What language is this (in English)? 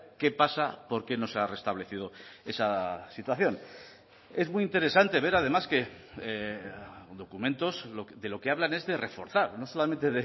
Spanish